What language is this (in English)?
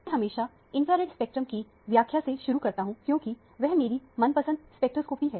Hindi